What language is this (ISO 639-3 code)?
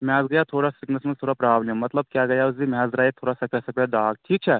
kas